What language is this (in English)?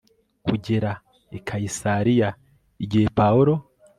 Kinyarwanda